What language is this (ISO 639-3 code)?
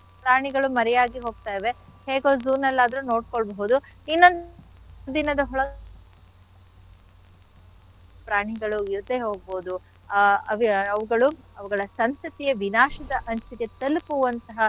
kan